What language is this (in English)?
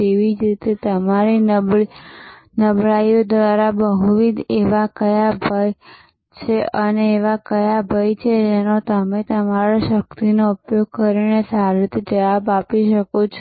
Gujarati